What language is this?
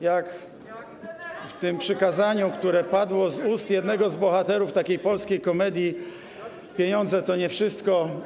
Polish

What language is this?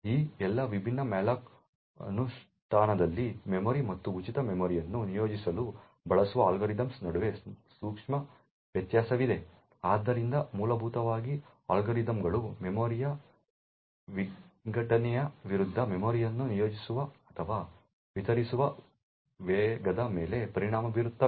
Kannada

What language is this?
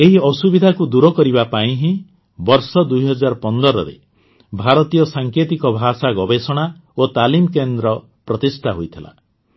Odia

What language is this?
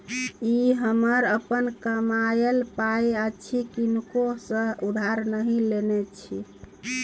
Maithili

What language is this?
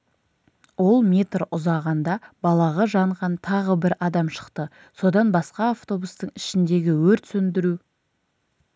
Kazakh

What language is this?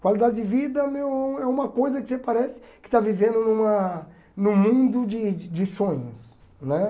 Portuguese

